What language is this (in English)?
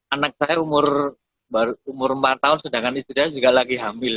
Indonesian